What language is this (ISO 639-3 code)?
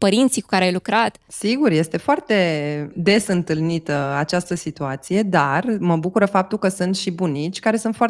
ron